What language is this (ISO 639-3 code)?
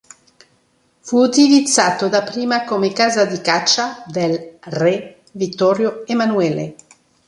ita